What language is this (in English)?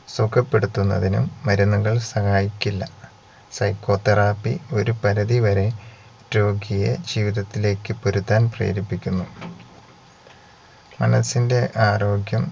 Malayalam